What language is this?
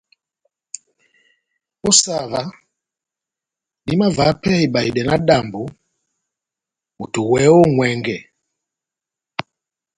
Batanga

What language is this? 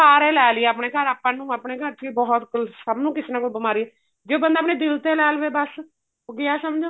Punjabi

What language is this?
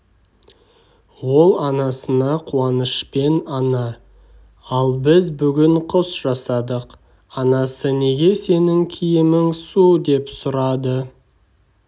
Kazakh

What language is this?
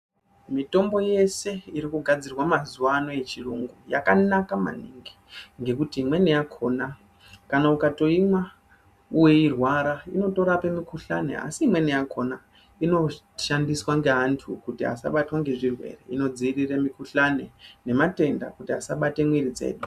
Ndau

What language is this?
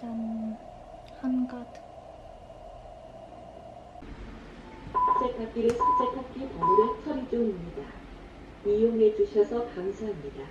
Korean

